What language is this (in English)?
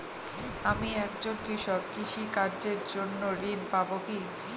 Bangla